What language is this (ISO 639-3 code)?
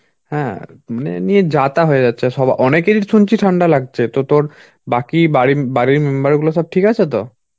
ben